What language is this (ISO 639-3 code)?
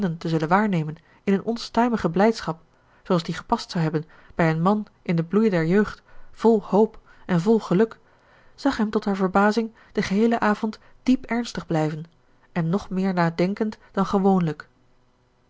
nld